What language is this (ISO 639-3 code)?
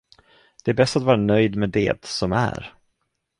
swe